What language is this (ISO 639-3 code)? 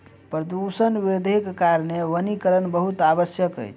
mai